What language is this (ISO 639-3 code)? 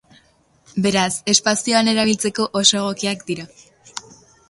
eus